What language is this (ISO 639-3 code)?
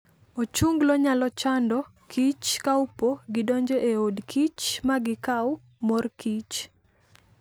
luo